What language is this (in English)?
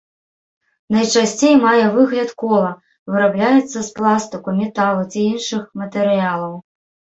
Belarusian